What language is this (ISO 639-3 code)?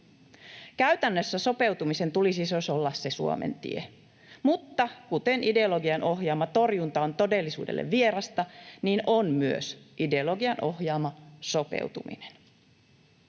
fin